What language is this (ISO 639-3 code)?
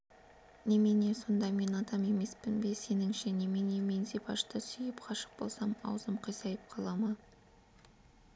kaz